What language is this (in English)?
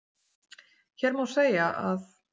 Icelandic